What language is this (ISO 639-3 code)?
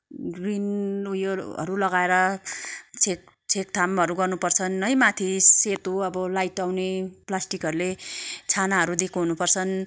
nep